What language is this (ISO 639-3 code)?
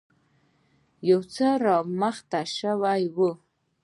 pus